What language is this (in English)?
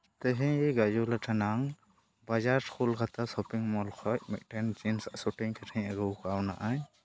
Santali